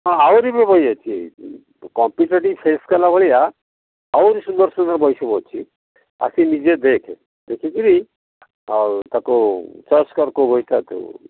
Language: Odia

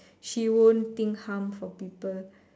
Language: English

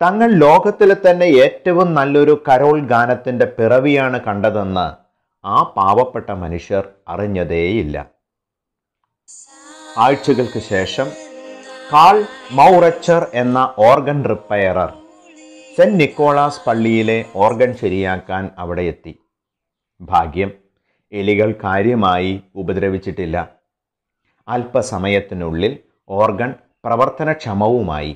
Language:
Malayalam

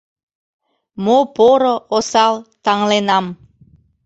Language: Mari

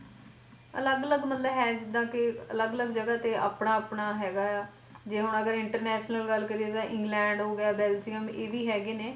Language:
Punjabi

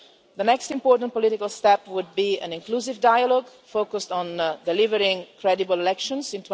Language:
English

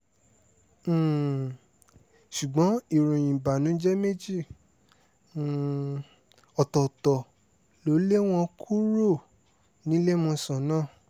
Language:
Yoruba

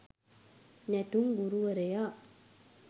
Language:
Sinhala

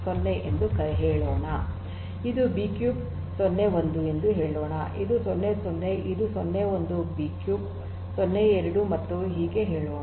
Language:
Kannada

